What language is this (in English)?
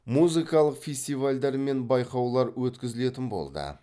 Kazakh